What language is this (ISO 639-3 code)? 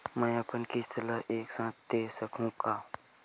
hne